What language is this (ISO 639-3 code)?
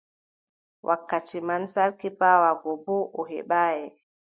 fub